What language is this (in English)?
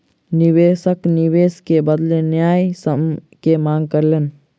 Maithili